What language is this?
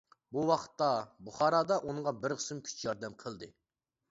Uyghur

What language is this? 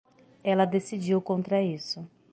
Portuguese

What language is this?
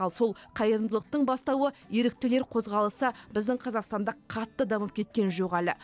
Kazakh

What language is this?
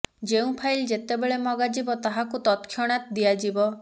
Odia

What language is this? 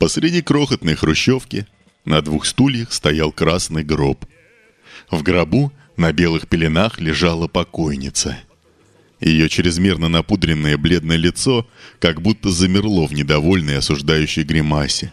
Russian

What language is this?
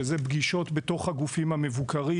Hebrew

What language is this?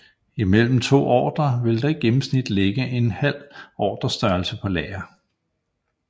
Danish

